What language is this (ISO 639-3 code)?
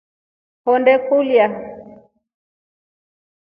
rof